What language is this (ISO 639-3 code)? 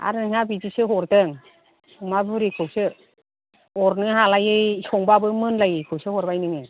brx